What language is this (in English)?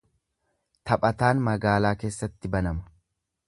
Oromo